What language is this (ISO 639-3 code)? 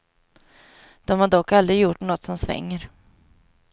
swe